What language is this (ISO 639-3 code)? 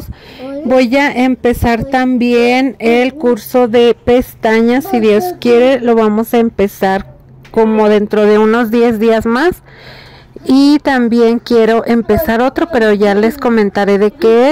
spa